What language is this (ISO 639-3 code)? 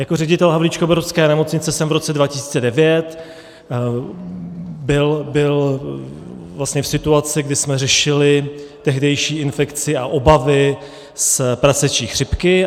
ces